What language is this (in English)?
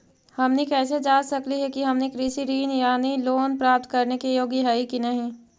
Magahi